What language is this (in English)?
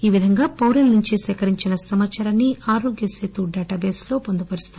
Telugu